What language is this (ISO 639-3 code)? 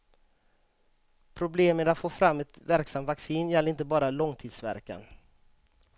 swe